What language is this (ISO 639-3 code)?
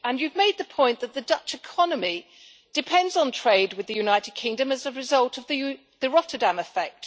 eng